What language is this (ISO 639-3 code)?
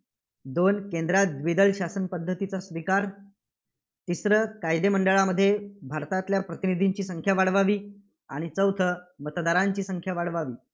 mar